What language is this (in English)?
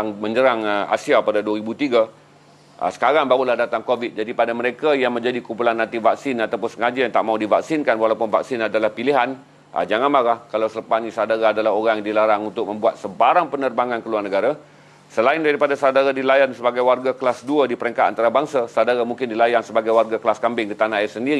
Malay